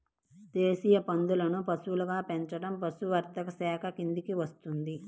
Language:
Telugu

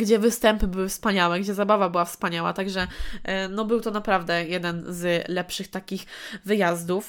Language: Polish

